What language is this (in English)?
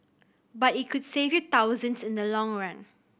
English